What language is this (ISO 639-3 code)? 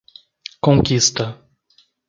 por